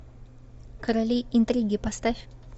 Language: Russian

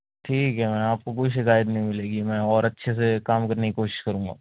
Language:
Urdu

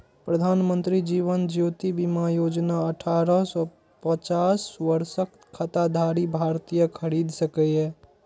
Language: Maithili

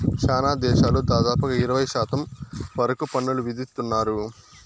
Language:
Telugu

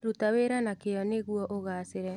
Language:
Kikuyu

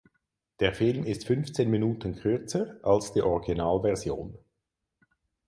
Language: German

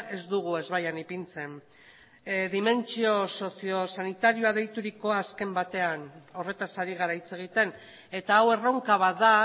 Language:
Basque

